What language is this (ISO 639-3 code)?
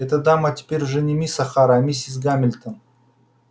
rus